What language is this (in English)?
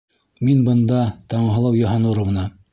Bashkir